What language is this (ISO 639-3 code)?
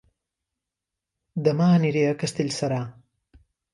cat